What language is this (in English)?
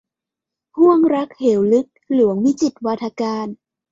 Thai